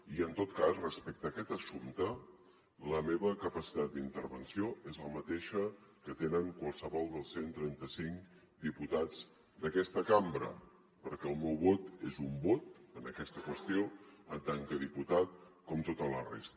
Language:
Catalan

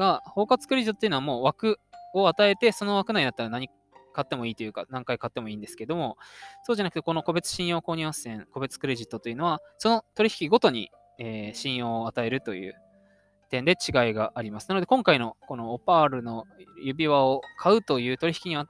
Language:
Japanese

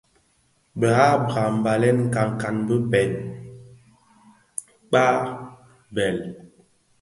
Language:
Bafia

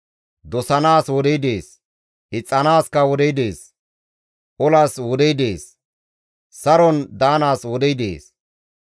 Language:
Gamo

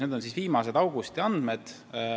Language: Estonian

